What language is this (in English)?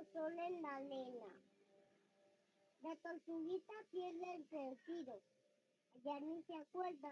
Spanish